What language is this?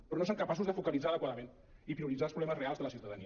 Catalan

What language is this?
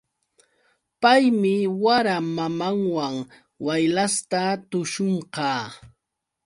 Yauyos Quechua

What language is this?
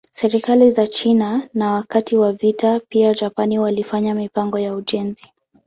Swahili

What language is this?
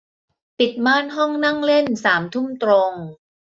Thai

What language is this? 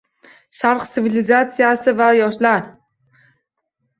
Uzbek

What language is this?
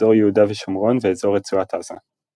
Hebrew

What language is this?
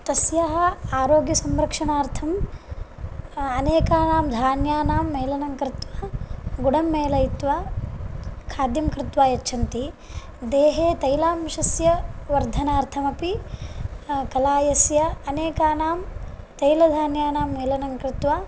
Sanskrit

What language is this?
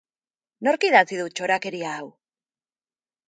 Basque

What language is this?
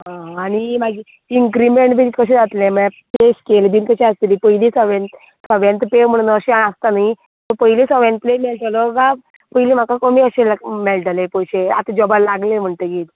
Konkani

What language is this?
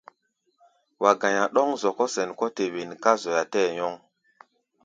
Gbaya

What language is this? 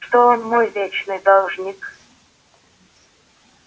Russian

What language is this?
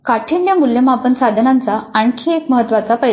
Marathi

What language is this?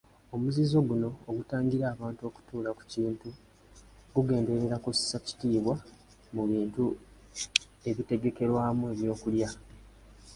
Ganda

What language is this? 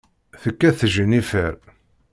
Kabyle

